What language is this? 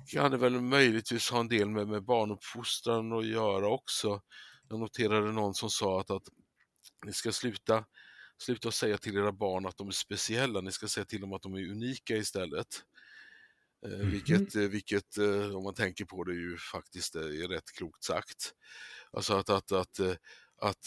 Swedish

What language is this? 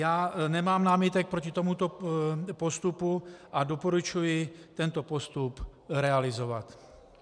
Czech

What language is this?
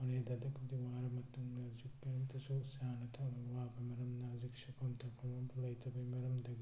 Manipuri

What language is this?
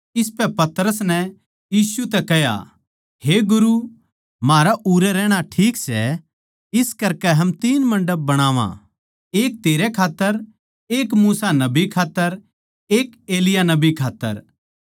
Haryanvi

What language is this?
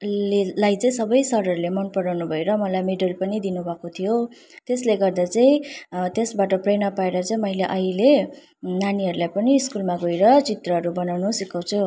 Nepali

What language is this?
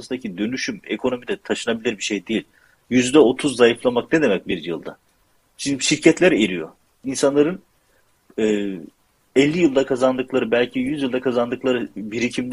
Turkish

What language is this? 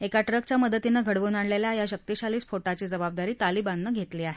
Marathi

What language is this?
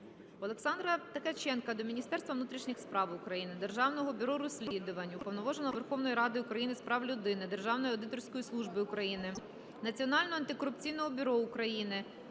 Ukrainian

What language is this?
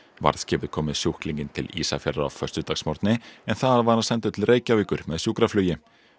Icelandic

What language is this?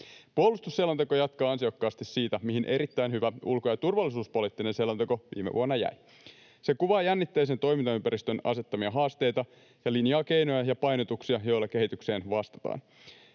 Finnish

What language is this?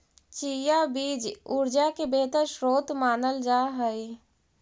Magahi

